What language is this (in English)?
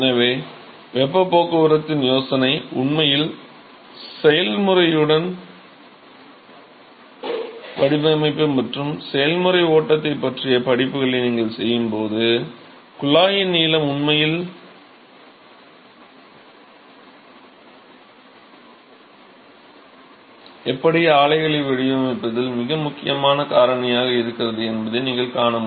Tamil